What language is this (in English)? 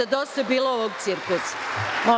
Serbian